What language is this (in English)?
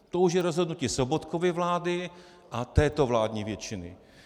Czech